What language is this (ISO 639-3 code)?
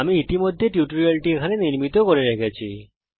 ben